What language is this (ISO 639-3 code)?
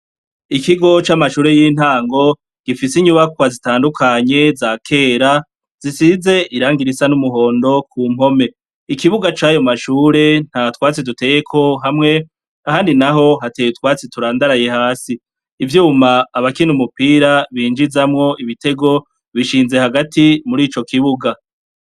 run